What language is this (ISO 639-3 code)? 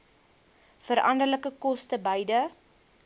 afr